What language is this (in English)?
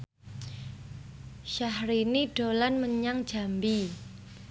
Javanese